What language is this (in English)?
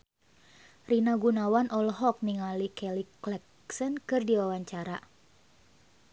Sundanese